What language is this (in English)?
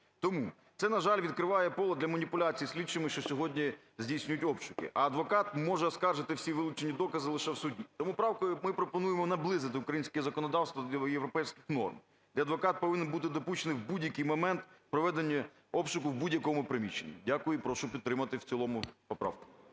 Ukrainian